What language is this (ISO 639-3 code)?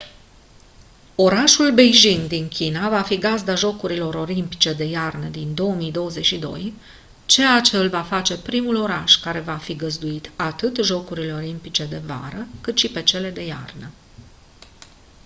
ron